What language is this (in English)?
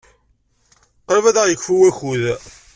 Kabyle